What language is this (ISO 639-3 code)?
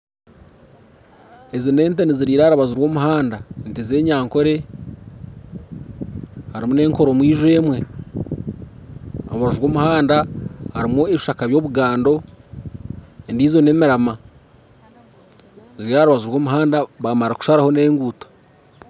nyn